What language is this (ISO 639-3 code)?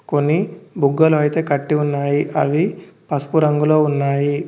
tel